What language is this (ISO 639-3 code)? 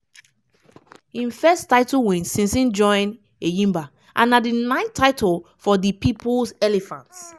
pcm